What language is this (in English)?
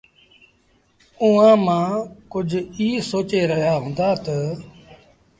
Sindhi Bhil